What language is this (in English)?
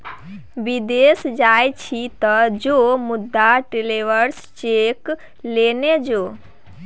Maithili